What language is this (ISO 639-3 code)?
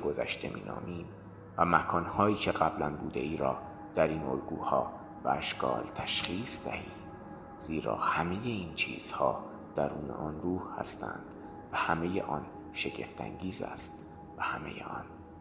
fas